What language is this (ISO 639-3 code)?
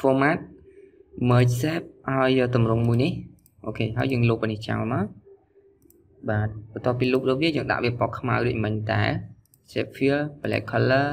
vie